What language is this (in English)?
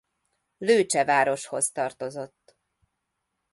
Hungarian